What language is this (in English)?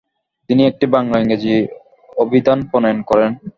Bangla